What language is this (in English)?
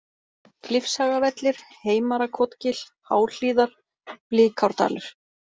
Icelandic